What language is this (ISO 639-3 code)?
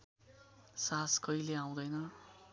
nep